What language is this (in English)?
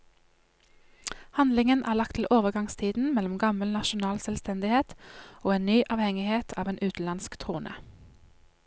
Norwegian